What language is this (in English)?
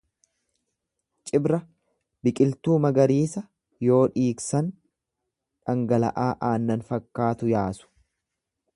Oromo